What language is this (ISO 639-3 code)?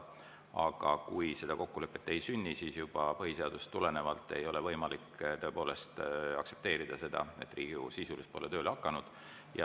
est